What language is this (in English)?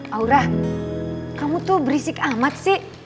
Indonesian